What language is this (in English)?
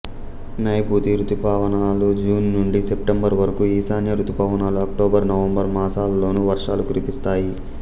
Telugu